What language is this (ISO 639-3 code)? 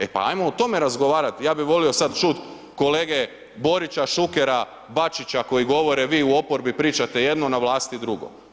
hrv